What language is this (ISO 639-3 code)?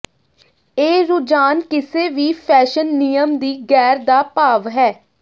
pan